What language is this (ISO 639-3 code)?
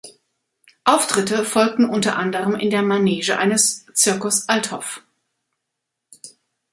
deu